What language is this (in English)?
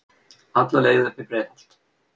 Icelandic